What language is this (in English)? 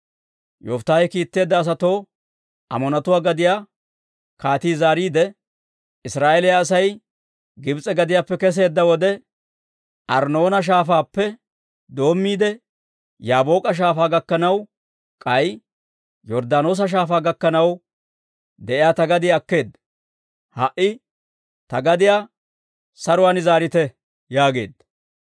Dawro